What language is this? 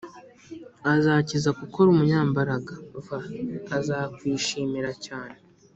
Kinyarwanda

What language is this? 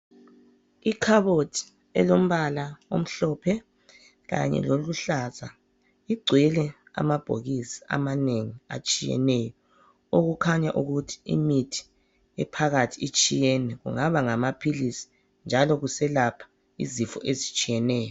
North Ndebele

